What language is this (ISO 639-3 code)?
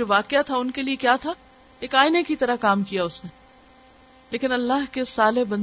urd